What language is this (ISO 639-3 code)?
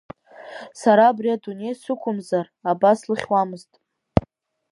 abk